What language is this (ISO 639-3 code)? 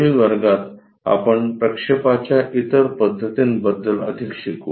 mar